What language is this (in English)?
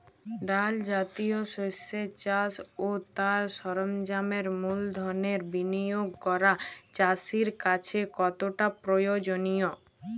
Bangla